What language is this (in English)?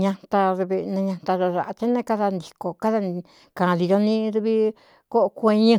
Cuyamecalco Mixtec